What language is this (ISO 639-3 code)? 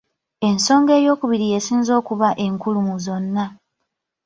lug